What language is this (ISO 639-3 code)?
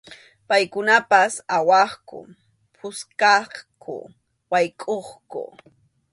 qxu